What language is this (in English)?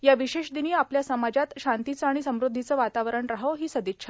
Marathi